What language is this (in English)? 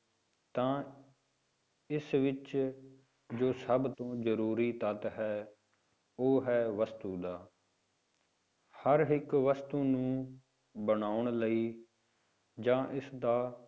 Punjabi